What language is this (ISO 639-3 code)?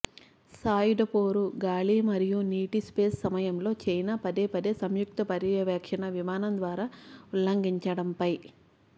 tel